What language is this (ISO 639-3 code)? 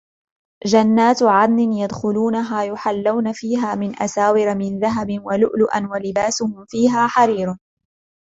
ara